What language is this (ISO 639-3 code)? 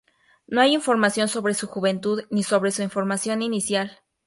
spa